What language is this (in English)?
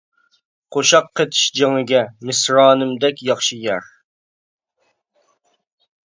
Uyghur